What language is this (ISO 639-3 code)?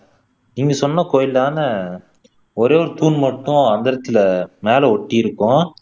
tam